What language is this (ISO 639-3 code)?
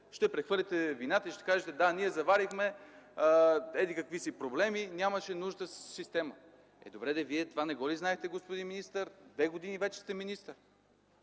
bul